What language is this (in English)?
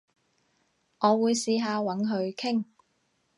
Cantonese